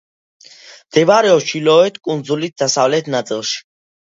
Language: Georgian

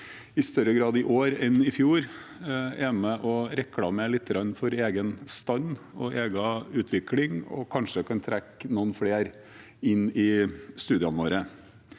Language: Norwegian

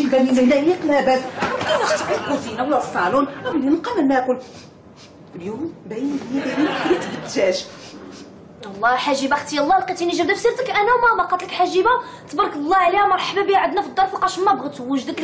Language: Arabic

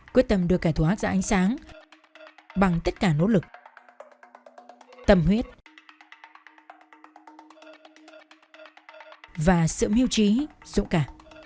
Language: Vietnamese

